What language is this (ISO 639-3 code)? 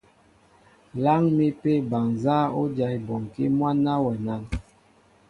mbo